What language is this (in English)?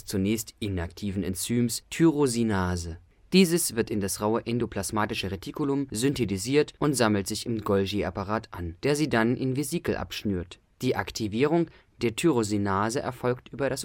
German